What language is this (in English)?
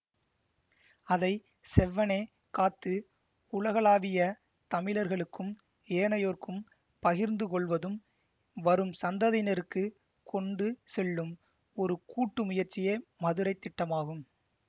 Tamil